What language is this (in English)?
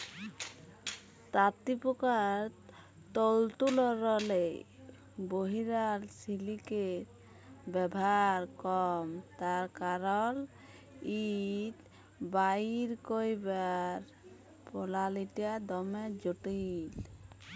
Bangla